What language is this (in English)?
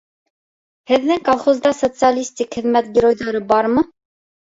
Bashkir